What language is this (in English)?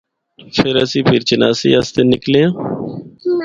Northern Hindko